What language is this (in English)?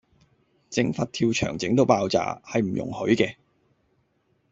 Cantonese